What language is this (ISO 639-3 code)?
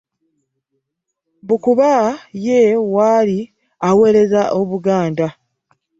lug